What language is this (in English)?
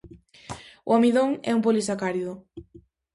Galician